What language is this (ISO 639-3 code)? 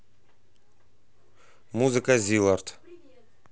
rus